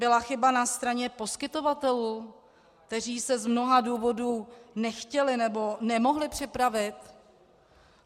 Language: Czech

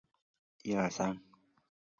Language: Chinese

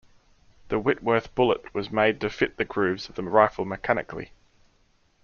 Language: English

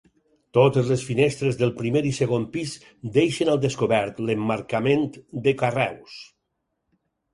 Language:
Catalan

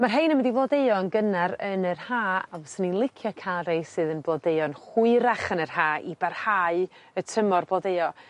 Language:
Welsh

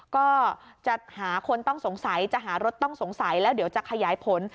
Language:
Thai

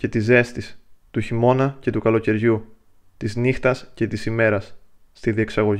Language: Greek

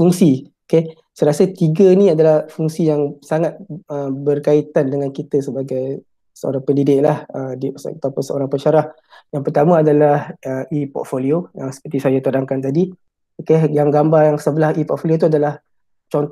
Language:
Malay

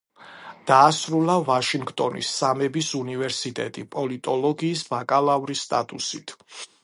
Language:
Georgian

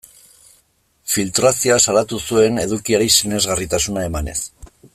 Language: Basque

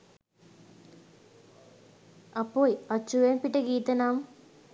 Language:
Sinhala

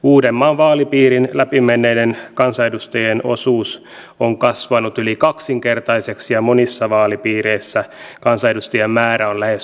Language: Finnish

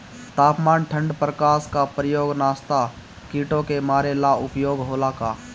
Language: Bhojpuri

